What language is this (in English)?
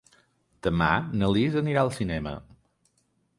Catalan